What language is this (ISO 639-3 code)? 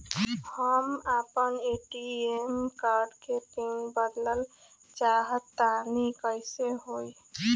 bho